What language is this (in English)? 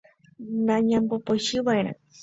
Guarani